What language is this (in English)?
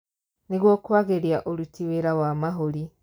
Kikuyu